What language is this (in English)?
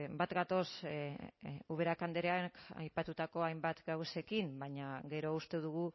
Basque